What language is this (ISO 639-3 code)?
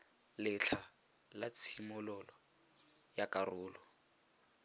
tsn